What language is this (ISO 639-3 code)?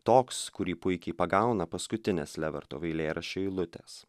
lit